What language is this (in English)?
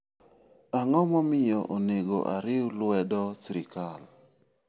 Luo (Kenya and Tanzania)